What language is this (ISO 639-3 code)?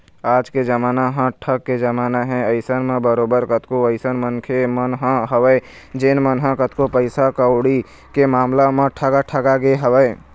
hne